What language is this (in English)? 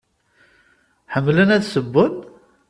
Kabyle